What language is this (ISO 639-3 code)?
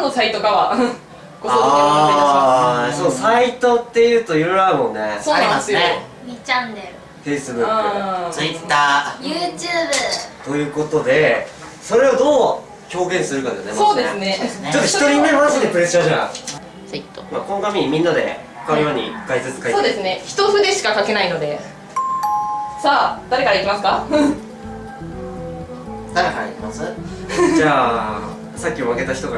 jpn